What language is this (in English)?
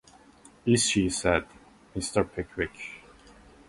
English